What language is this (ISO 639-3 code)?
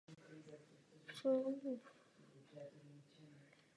ces